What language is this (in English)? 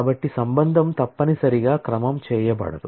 Telugu